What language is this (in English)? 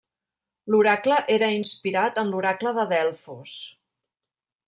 Catalan